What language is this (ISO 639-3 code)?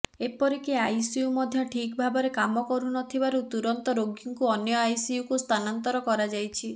ori